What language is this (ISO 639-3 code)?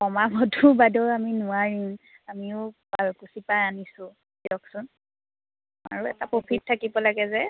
asm